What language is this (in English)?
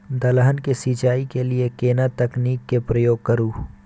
Maithili